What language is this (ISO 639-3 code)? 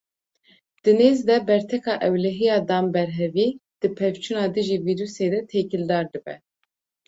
kur